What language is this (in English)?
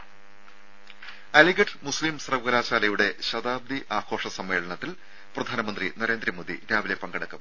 Malayalam